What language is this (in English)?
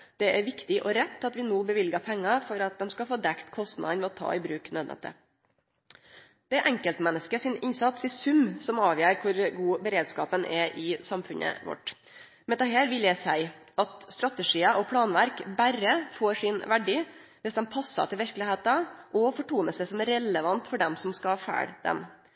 Norwegian Nynorsk